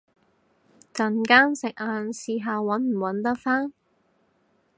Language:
Cantonese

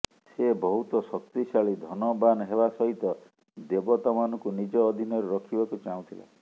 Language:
Odia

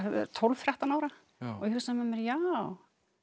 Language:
Icelandic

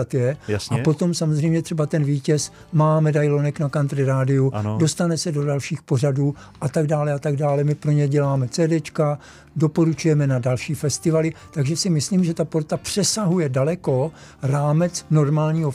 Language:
Czech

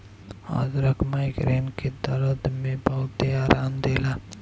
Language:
Bhojpuri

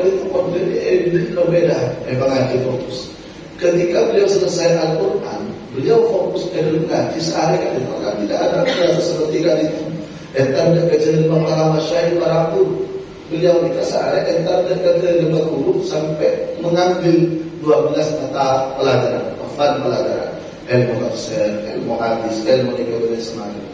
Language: Indonesian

